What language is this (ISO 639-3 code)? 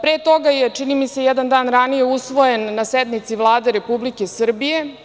srp